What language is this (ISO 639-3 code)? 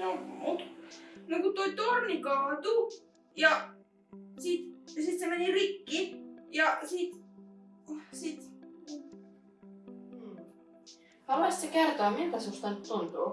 fin